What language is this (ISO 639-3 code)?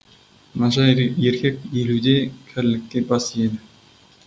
kaz